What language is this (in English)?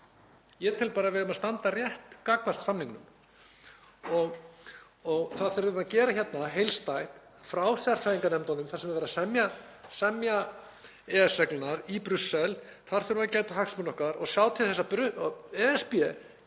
Icelandic